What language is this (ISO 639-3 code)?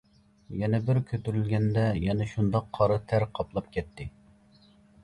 uig